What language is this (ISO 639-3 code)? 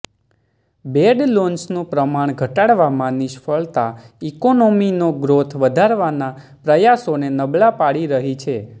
guj